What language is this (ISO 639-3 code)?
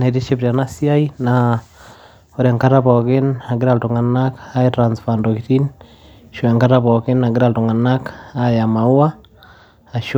mas